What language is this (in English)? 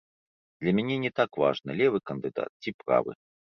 Belarusian